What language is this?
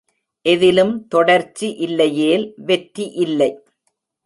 Tamil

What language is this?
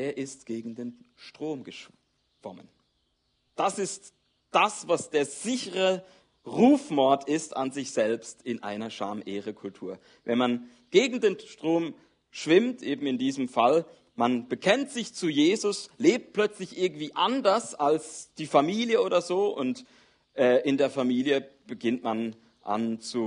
German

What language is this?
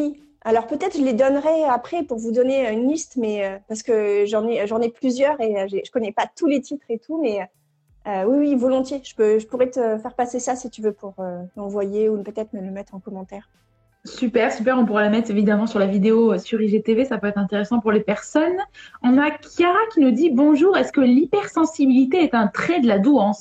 French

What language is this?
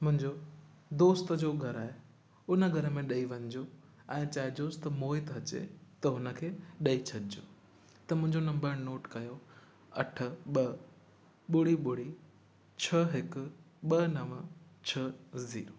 Sindhi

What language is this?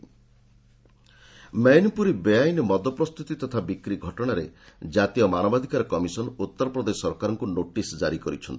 Odia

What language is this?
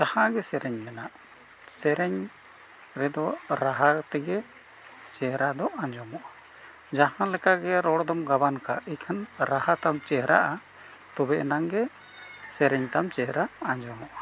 Santali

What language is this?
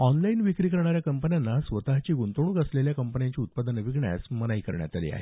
Marathi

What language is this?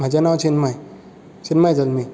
Konkani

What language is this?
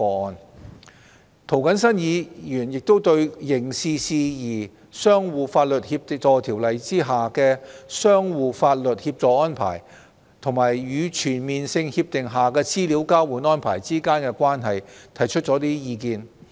Cantonese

